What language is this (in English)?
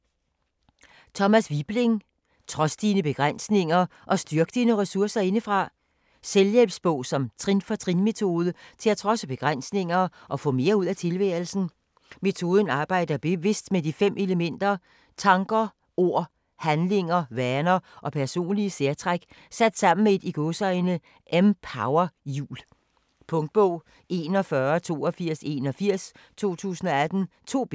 Danish